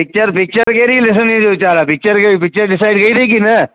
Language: Sindhi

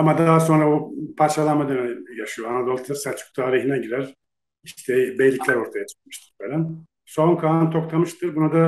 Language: Turkish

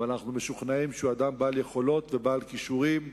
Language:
Hebrew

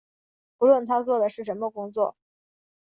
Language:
Chinese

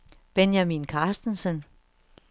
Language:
Danish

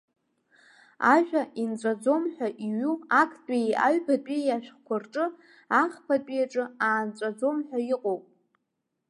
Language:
Abkhazian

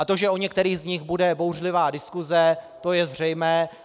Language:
Czech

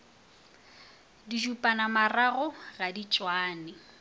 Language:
Northern Sotho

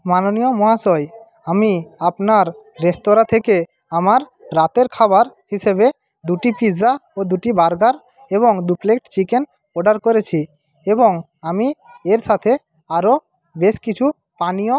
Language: Bangla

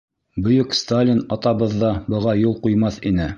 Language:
Bashkir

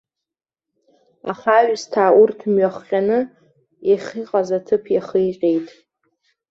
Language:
Abkhazian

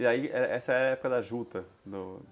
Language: Portuguese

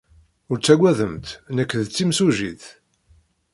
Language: Kabyle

